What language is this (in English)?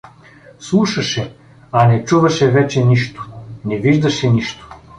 Bulgarian